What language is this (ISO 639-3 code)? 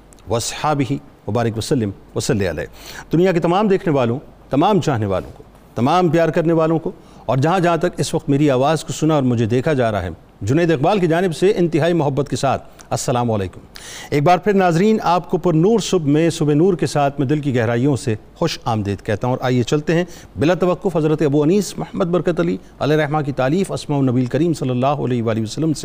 urd